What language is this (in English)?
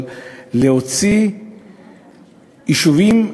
Hebrew